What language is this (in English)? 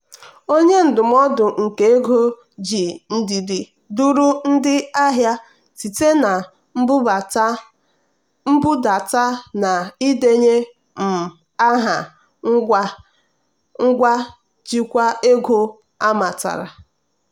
Igbo